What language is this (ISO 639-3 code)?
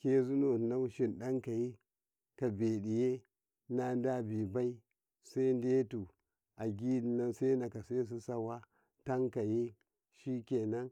kai